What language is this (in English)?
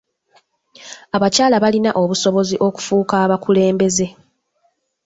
Ganda